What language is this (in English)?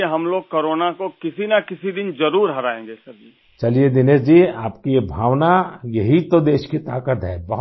Urdu